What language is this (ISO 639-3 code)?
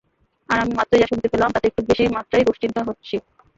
ben